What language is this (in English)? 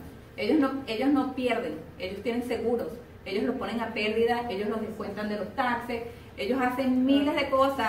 Spanish